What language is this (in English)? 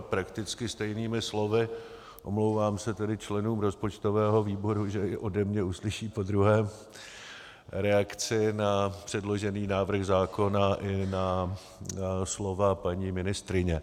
Czech